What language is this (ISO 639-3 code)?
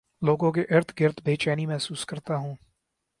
urd